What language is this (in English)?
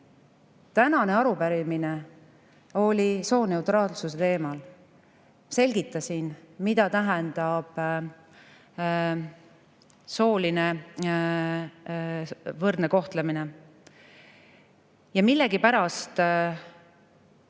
Estonian